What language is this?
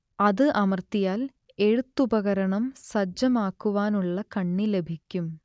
Malayalam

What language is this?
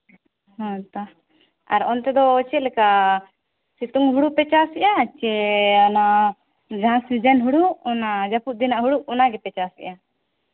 Santali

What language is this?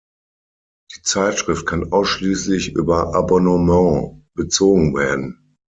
German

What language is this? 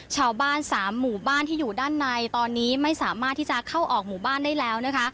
Thai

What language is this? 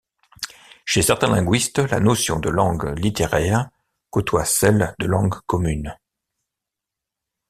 French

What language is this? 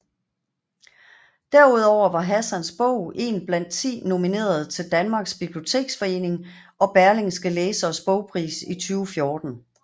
Danish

